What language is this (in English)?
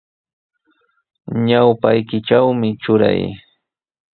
Sihuas Ancash Quechua